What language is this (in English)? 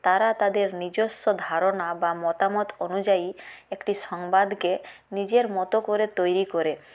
Bangla